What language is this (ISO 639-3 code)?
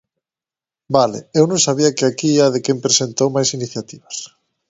glg